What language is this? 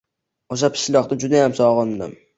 Uzbek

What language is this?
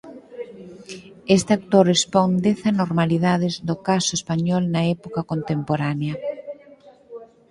Galician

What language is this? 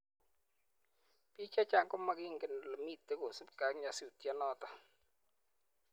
Kalenjin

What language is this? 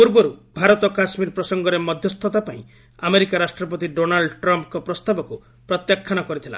Odia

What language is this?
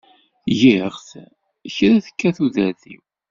Kabyle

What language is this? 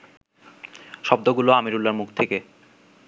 Bangla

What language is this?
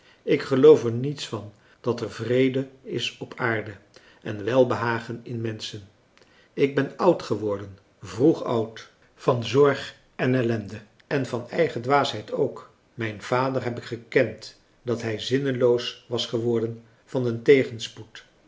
Dutch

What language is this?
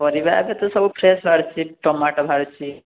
Odia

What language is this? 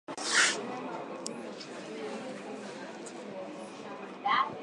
Swahili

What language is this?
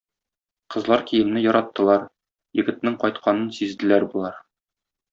Tatar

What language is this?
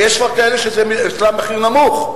Hebrew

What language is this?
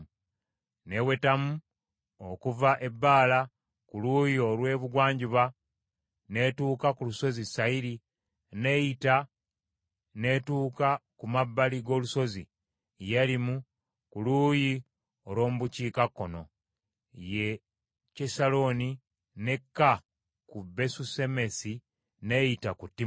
Ganda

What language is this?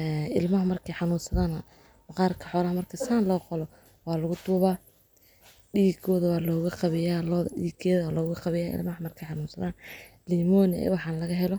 Somali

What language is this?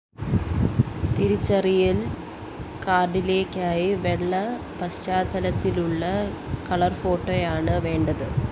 Malayalam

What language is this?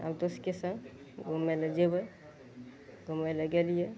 Maithili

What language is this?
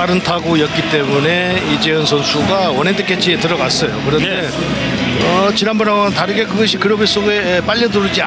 Korean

